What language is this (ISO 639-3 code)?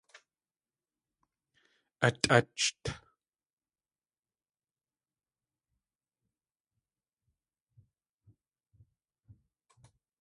tli